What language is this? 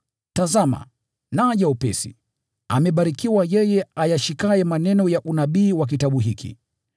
Swahili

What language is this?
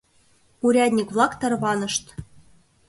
Mari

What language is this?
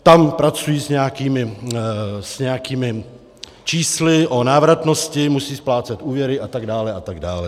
Czech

